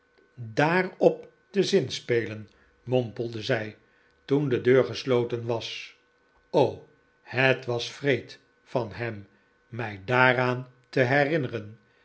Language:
Dutch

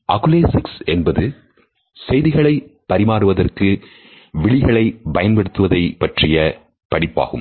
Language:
Tamil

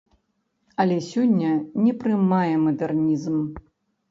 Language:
Belarusian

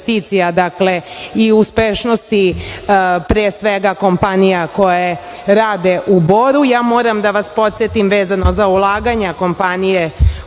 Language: Serbian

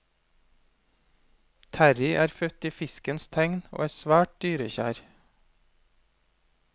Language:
Norwegian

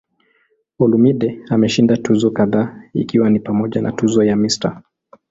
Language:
Swahili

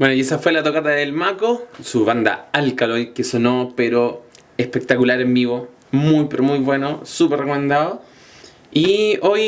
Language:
Spanish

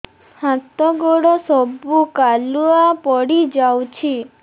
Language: Odia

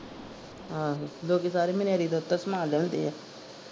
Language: Punjabi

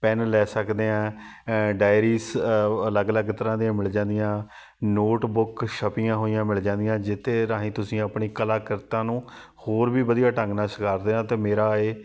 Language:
Punjabi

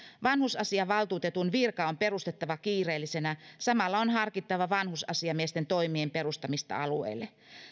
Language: Finnish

